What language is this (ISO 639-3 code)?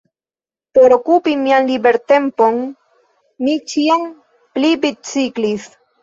epo